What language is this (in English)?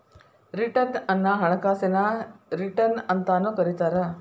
Kannada